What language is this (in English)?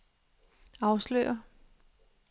Danish